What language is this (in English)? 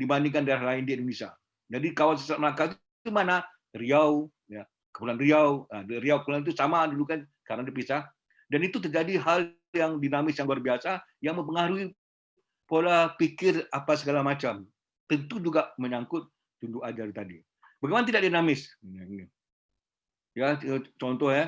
Indonesian